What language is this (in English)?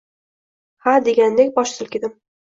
Uzbek